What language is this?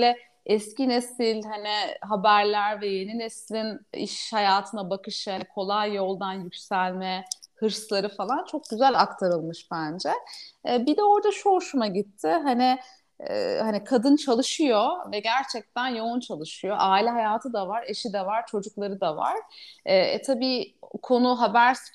Turkish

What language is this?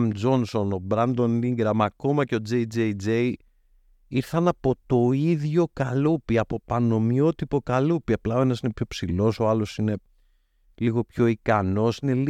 Greek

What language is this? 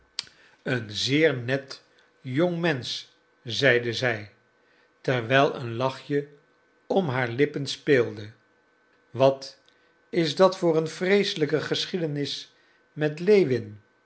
Dutch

